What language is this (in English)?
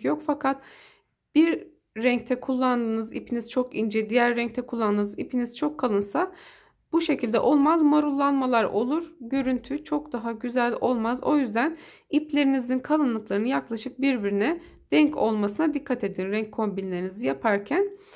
Turkish